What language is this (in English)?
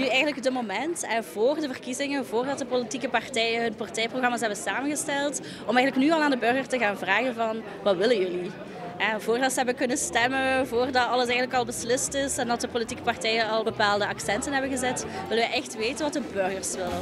Dutch